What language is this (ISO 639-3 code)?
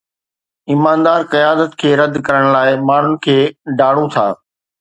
snd